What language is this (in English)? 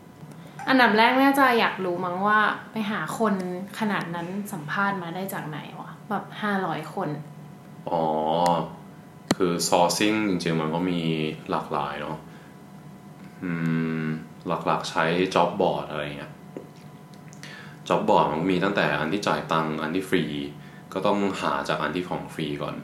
Thai